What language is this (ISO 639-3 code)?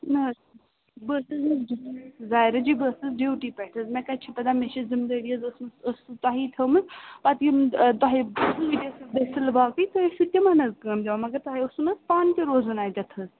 kas